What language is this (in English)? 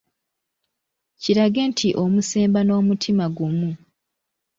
Ganda